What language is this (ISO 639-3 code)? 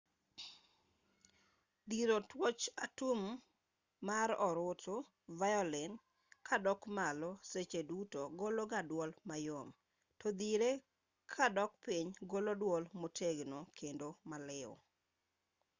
luo